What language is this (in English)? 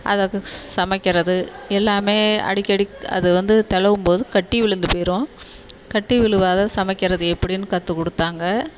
Tamil